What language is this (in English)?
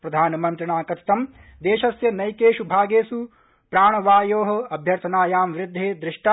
Sanskrit